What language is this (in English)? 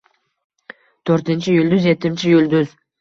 Uzbek